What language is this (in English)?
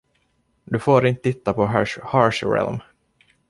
Swedish